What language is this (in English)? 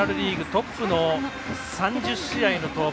Japanese